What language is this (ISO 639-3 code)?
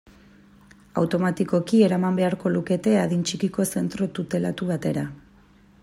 eus